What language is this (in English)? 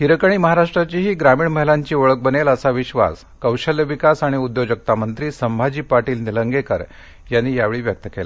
Marathi